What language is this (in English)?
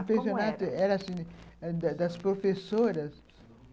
Portuguese